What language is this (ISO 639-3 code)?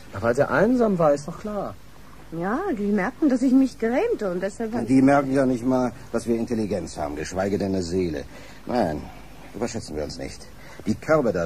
deu